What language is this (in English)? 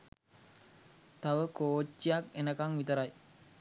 Sinhala